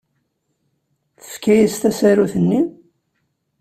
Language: Kabyle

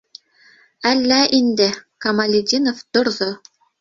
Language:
Bashkir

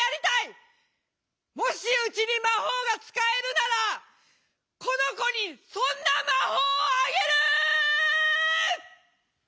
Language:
Japanese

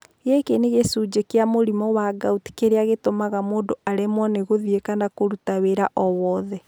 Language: Kikuyu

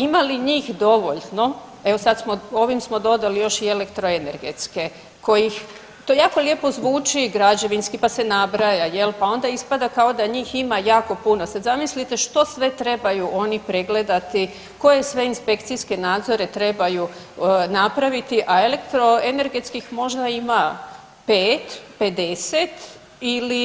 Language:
Croatian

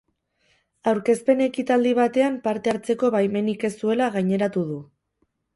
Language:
Basque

